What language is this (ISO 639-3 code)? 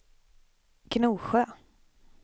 swe